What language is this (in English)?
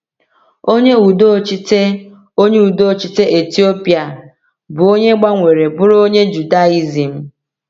Igbo